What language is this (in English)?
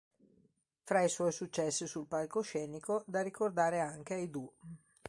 Italian